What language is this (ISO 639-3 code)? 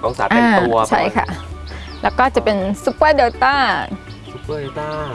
tha